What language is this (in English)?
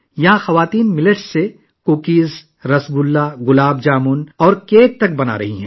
Urdu